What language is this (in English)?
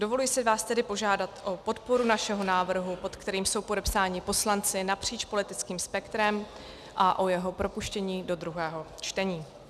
Czech